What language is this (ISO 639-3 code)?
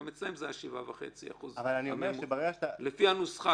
heb